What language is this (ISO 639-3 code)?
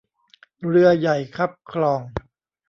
tha